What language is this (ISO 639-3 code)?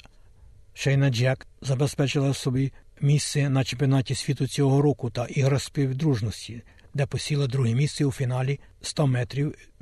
ukr